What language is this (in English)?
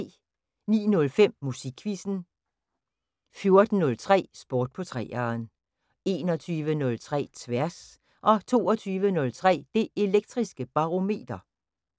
Danish